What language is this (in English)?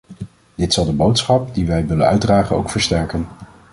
Dutch